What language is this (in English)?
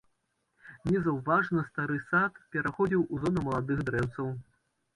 Belarusian